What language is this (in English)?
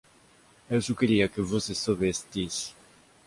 Portuguese